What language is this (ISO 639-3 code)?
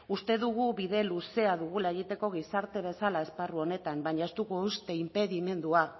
eus